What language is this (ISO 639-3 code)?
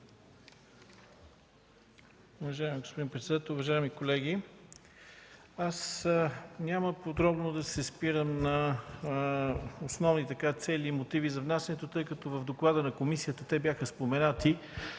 bul